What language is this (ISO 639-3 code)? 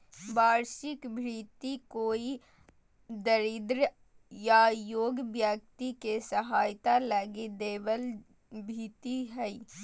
mag